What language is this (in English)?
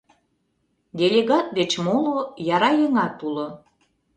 Mari